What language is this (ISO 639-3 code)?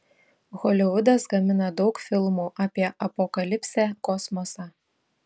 lit